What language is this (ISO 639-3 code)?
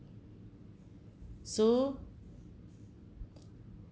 eng